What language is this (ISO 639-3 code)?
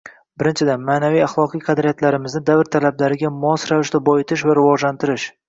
uzb